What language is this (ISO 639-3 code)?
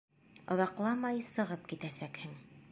bak